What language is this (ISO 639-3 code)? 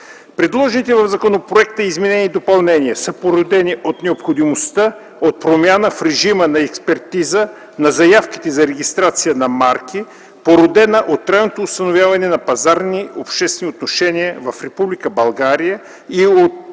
bul